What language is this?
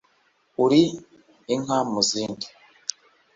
Kinyarwanda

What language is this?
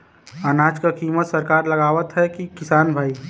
Bhojpuri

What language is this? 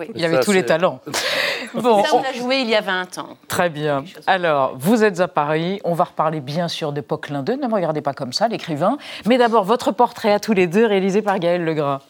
French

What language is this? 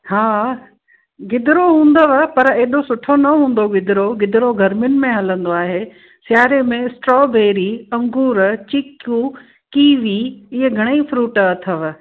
Sindhi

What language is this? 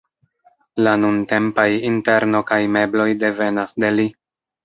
Esperanto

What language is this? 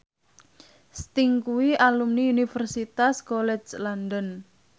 Javanese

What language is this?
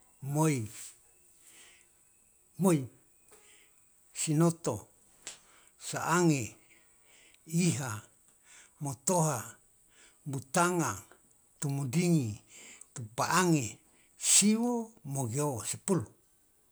Loloda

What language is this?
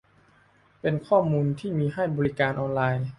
Thai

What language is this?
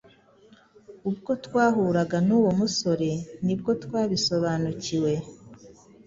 Kinyarwanda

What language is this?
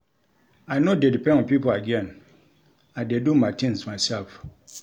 Nigerian Pidgin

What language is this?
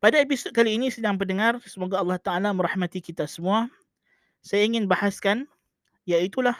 Malay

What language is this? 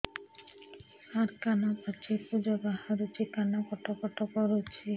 Odia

